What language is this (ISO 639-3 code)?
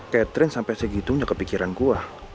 ind